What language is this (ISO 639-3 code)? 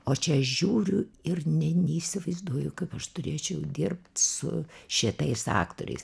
lit